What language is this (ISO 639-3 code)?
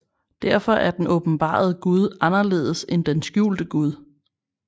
dan